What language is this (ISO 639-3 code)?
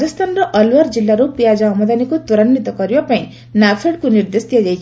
ori